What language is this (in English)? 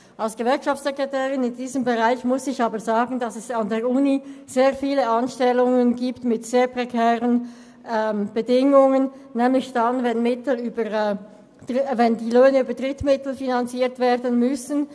Swiss German